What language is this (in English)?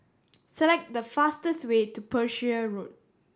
English